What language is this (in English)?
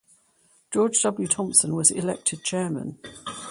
English